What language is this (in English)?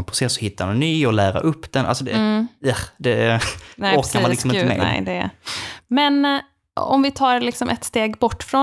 Swedish